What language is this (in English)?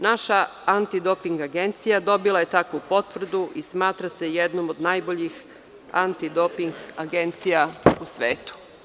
Serbian